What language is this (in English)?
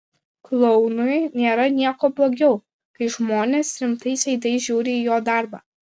Lithuanian